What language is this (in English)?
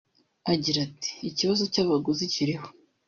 Kinyarwanda